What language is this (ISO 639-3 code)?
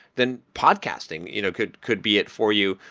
eng